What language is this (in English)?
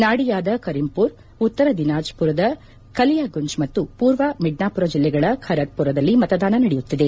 Kannada